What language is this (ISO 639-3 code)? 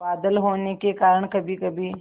hin